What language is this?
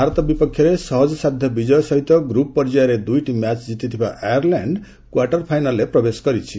Odia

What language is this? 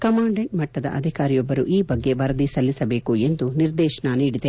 Kannada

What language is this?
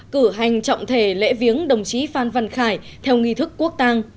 Vietnamese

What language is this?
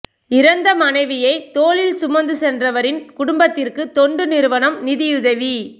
Tamil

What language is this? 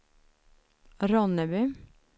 Swedish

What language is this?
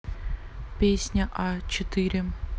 Russian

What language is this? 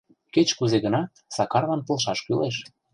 Mari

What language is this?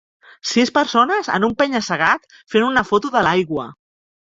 Catalan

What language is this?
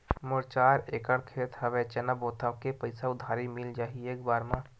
Chhattisgarhi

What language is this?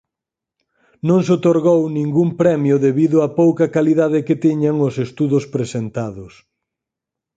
Galician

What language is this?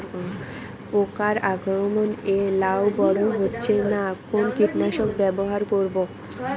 Bangla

